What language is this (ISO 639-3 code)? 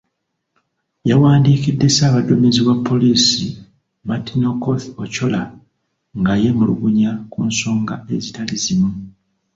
lug